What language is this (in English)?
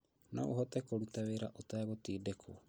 Kikuyu